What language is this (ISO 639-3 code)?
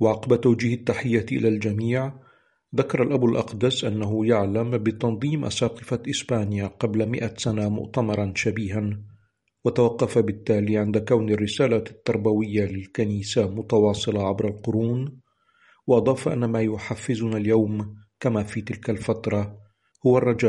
ara